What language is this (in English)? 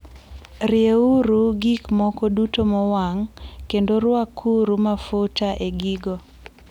Luo (Kenya and Tanzania)